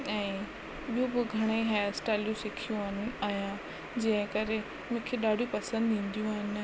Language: Sindhi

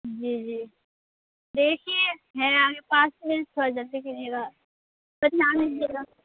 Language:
Urdu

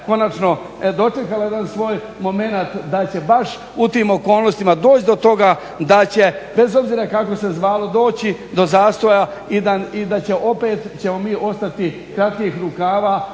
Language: Croatian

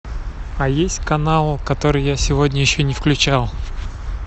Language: Russian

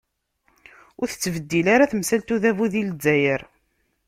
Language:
Kabyle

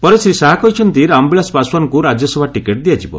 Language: Odia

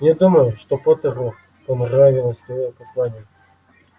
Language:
Russian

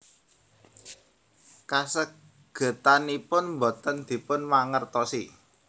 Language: Javanese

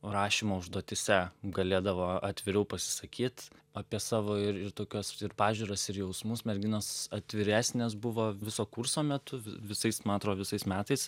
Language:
Lithuanian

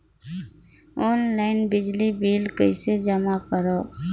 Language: Chhattisgarhi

